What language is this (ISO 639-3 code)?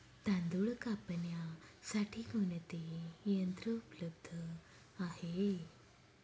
mar